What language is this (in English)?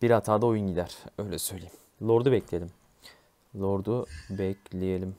Turkish